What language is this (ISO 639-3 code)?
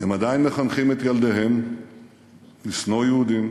heb